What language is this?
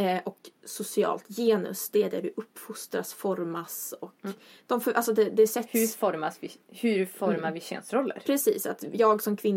Swedish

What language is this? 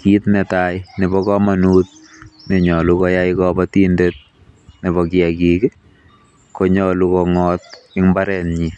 Kalenjin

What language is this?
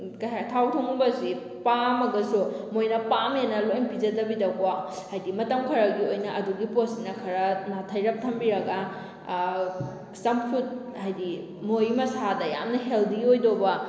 Manipuri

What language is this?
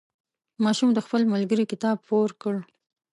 Pashto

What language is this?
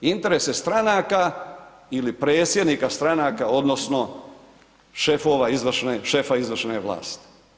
Croatian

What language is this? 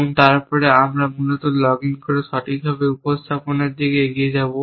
Bangla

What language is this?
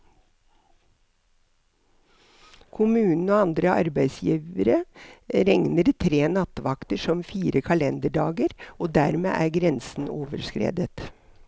Norwegian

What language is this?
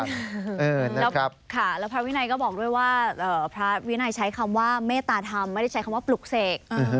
Thai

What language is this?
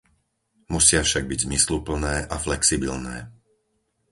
Slovak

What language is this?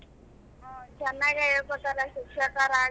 Kannada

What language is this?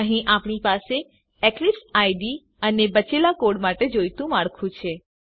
Gujarati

